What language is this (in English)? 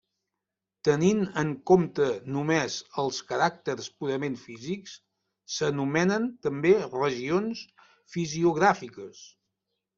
Catalan